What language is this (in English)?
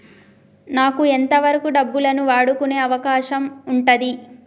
Telugu